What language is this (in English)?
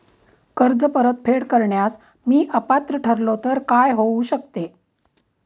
Marathi